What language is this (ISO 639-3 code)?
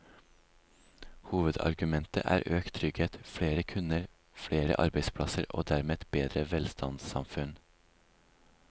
nor